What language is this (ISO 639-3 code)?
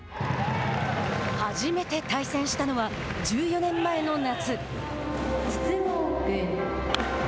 jpn